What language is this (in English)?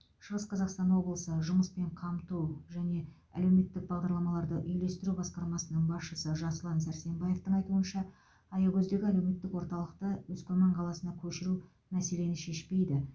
Kazakh